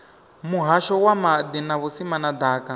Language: Venda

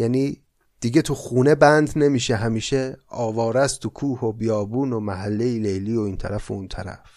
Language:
Persian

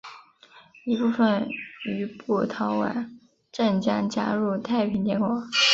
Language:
Chinese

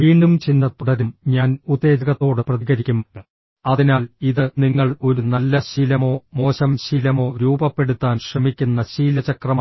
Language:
Malayalam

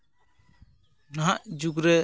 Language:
Santali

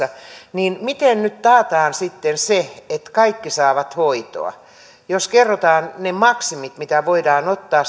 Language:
Finnish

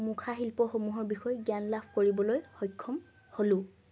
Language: Assamese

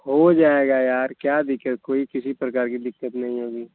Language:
Hindi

